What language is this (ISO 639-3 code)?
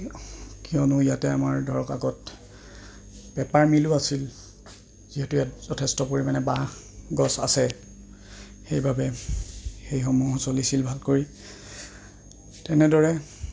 asm